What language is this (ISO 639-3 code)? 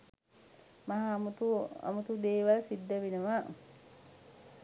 sin